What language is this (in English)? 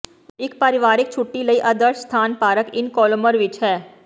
Punjabi